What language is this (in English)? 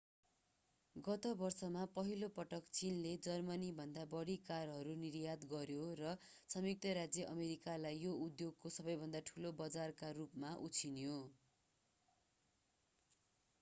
Nepali